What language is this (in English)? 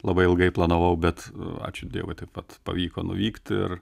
Lithuanian